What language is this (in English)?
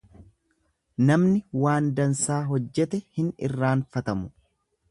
Oromo